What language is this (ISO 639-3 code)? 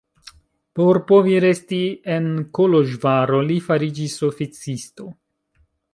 epo